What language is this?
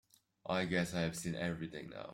English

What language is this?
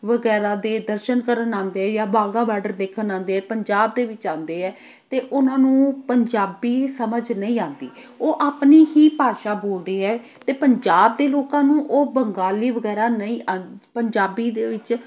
Punjabi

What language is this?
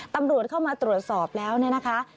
Thai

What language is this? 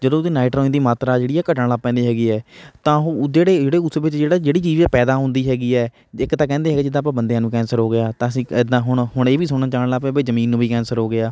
Punjabi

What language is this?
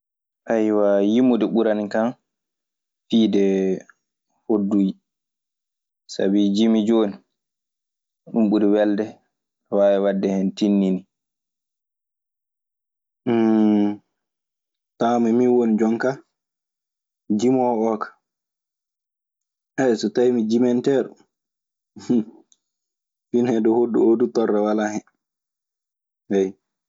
Maasina Fulfulde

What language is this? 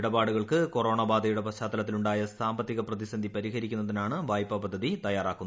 Malayalam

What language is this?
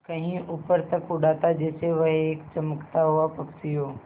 Hindi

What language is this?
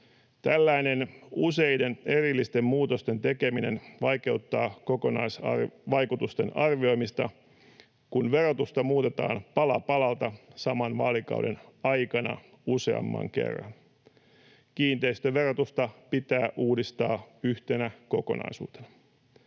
Finnish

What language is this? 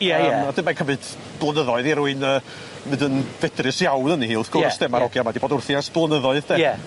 Welsh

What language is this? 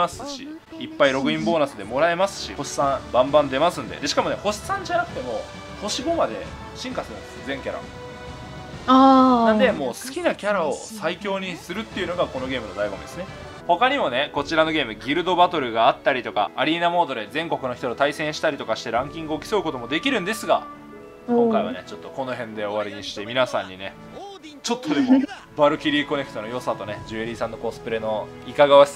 Japanese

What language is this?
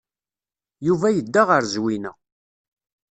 Kabyle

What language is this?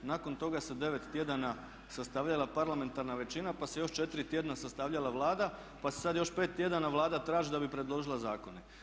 Croatian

